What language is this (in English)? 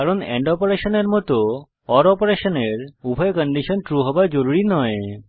Bangla